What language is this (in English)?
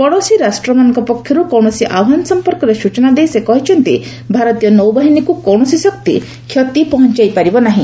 Odia